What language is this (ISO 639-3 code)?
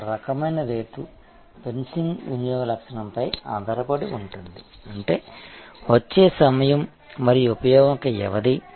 tel